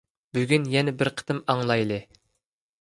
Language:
Uyghur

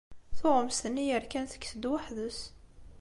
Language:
Kabyle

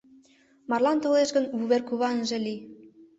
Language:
Mari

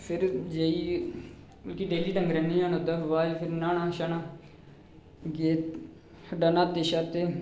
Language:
Dogri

